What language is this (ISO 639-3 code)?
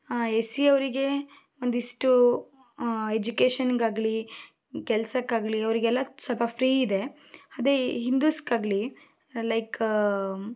kan